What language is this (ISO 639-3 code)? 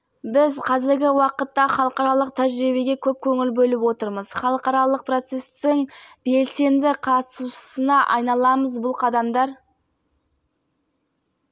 kaz